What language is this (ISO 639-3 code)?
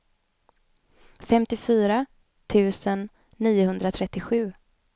swe